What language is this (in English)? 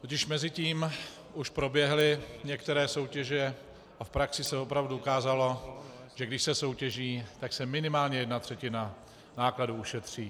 Czech